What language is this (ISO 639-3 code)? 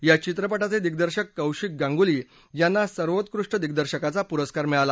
mar